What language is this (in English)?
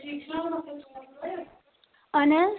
Kashmiri